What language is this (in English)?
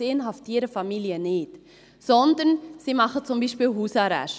Swiss German